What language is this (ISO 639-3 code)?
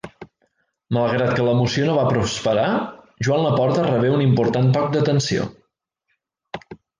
cat